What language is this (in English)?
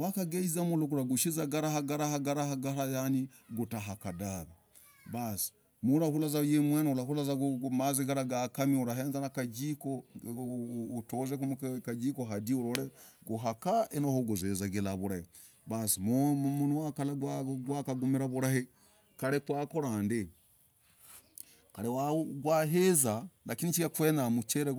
Logooli